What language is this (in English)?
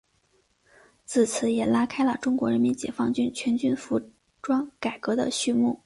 Chinese